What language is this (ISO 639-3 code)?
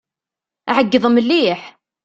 kab